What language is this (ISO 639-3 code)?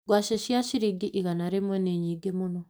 kik